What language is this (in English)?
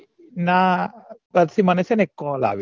Gujarati